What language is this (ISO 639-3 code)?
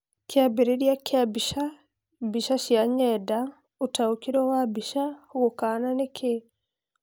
kik